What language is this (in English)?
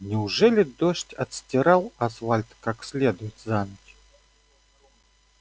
Russian